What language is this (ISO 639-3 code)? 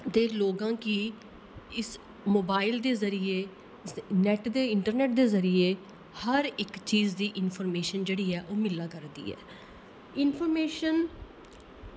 doi